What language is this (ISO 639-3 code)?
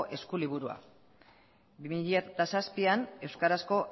eus